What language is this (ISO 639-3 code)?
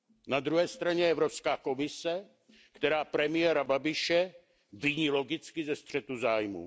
ces